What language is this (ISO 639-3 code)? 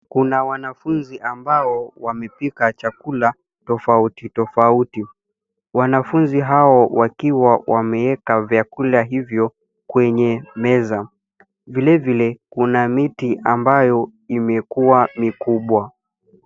swa